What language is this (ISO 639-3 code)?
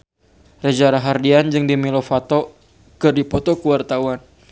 sun